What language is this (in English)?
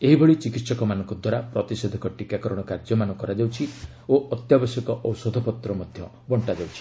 Odia